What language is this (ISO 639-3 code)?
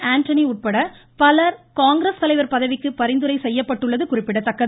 tam